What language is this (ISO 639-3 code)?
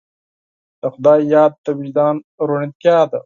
pus